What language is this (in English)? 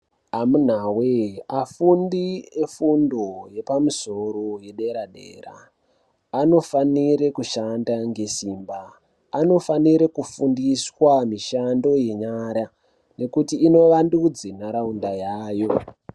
Ndau